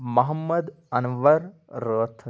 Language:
Kashmiri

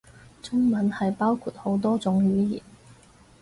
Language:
Cantonese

